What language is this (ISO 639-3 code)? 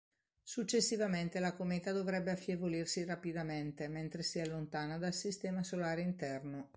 ita